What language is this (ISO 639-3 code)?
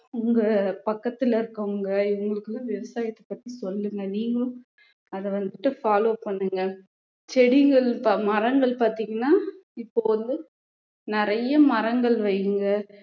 tam